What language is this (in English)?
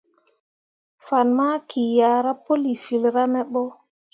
Mundang